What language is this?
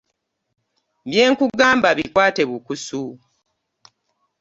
Ganda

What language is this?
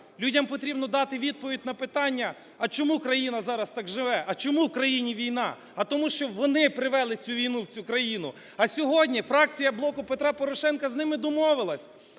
Ukrainian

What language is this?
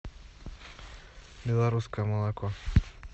Russian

